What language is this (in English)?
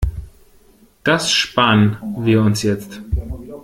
German